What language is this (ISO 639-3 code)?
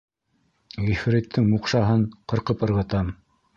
bak